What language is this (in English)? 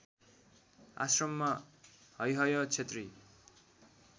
Nepali